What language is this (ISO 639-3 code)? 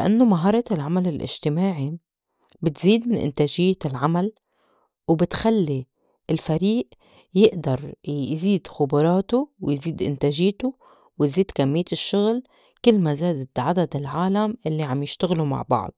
apc